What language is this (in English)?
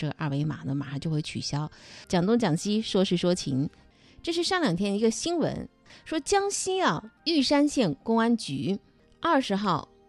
Chinese